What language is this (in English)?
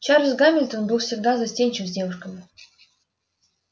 Russian